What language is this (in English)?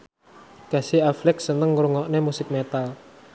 Javanese